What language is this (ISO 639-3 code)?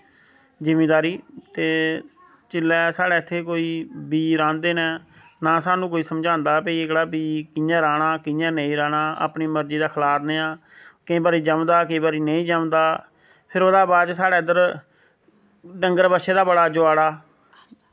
doi